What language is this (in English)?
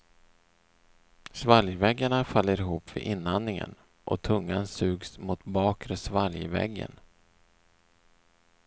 Swedish